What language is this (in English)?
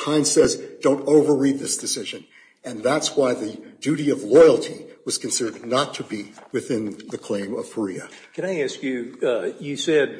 English